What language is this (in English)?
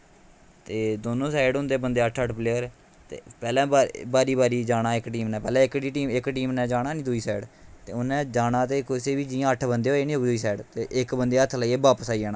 Dogri